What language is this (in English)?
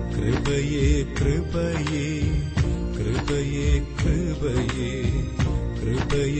Malayalam